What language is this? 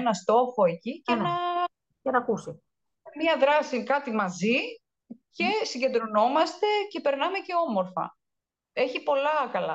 Greek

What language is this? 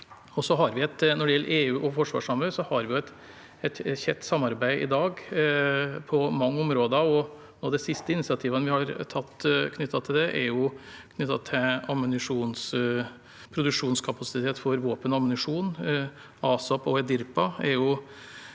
Norwegian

